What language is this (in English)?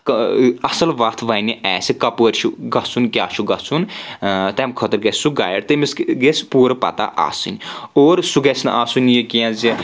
Kashmiri